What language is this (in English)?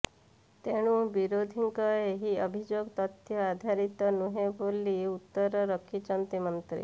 Odia